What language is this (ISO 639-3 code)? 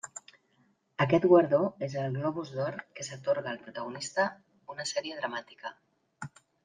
cat